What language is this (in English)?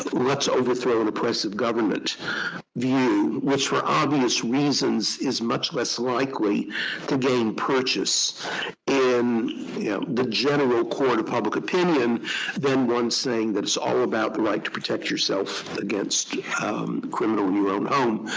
English